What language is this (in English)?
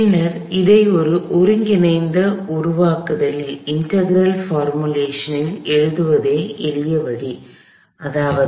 Tamil